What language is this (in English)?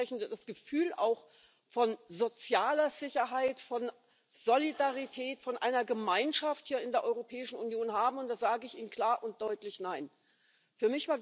German